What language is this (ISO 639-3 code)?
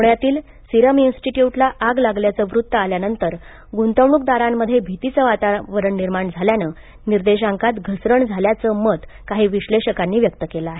mar